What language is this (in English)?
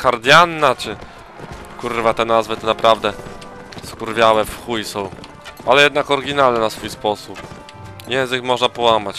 Polish